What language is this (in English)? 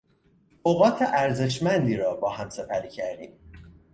Persian